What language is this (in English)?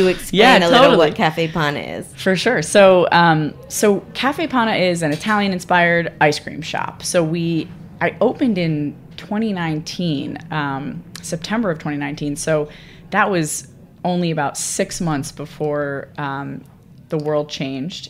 English